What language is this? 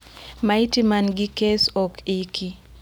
Luo (Kenya and Tanzania)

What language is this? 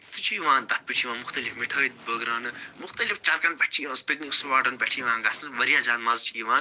Kashmiri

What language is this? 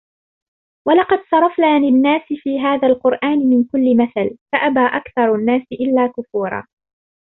Arabic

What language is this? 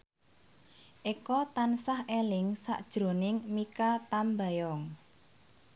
Javanese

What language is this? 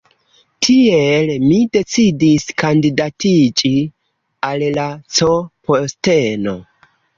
Esperanto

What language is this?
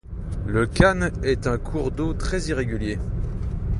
French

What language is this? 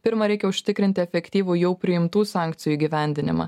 Lithuanian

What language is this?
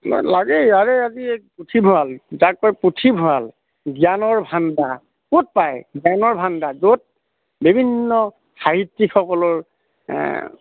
Assamese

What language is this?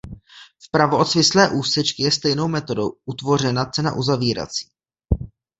Czech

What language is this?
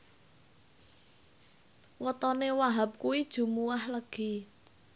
Javanese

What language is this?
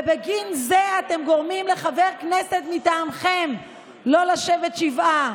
Hebrew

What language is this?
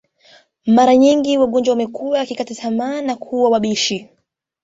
Swahili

